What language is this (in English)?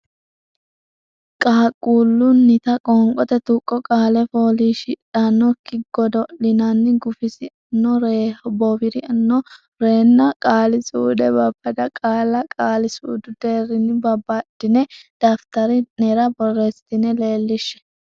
Sidamo